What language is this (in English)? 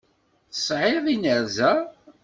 Kabyle